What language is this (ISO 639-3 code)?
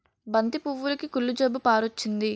tel